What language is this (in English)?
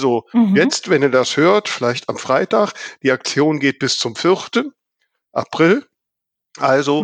German